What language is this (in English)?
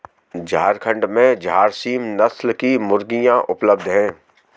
Hindi